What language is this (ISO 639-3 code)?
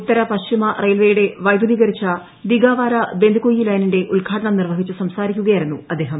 mal